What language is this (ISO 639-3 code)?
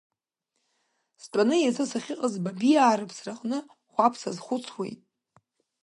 abk